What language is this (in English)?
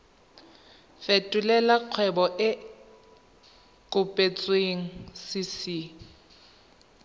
Tswana